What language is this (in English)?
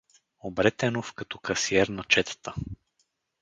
Bulgarian